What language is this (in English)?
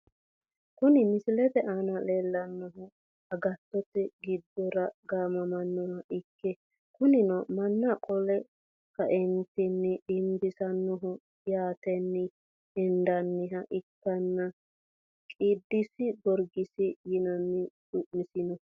Sidamo